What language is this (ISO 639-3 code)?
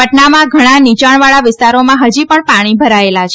guj